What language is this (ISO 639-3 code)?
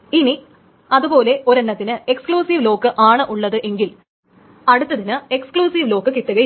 mal